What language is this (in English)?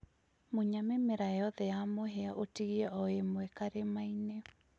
Kikuyu